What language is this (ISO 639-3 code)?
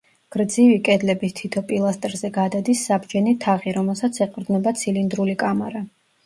kat